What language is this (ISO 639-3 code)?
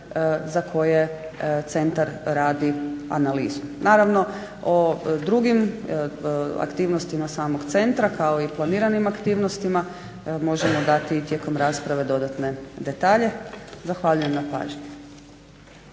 hrv